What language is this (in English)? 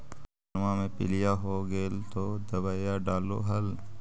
Magahi